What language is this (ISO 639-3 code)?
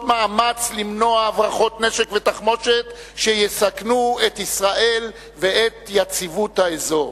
heb